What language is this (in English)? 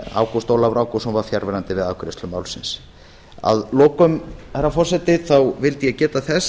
Icelandic